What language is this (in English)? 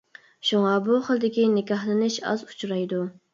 Uyghur